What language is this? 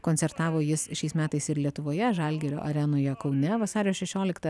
Lithuanian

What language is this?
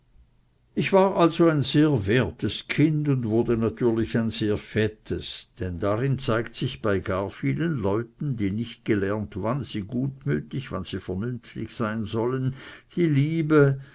German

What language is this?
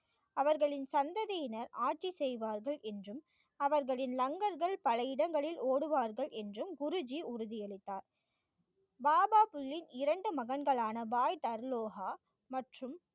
Tamil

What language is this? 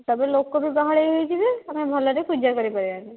Odia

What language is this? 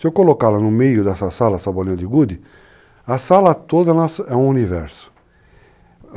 Portuguese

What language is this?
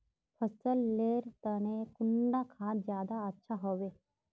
Magahi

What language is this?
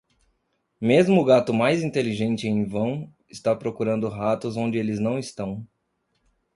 Portuguese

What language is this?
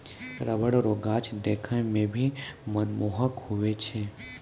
Maithili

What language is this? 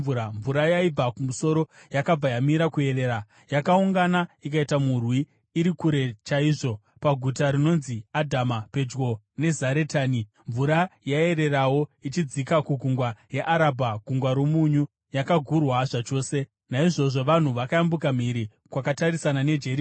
Shona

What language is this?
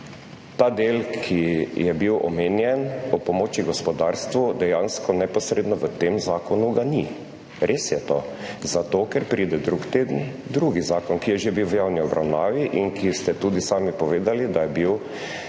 Slovenian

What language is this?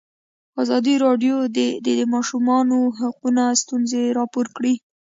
Pashto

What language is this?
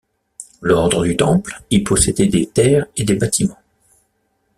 French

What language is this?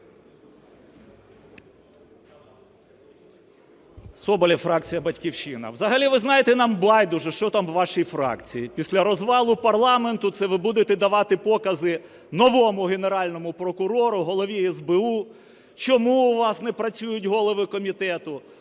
Ukrainian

